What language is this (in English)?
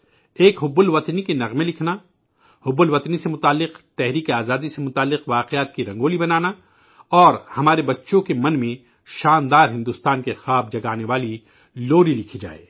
Urdu